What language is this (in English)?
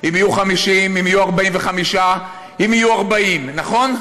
Hebrew